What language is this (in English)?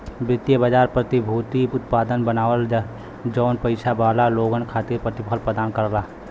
Bhojpuri